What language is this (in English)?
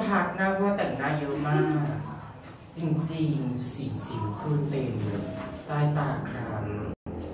Thai